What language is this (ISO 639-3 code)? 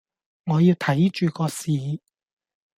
yue